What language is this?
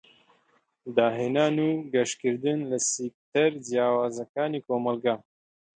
Central Kurdish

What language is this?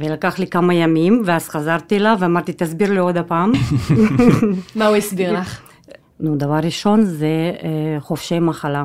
Hebrew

